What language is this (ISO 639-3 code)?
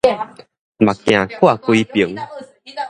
nan